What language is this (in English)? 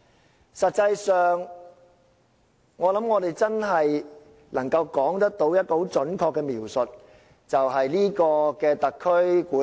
Cantonese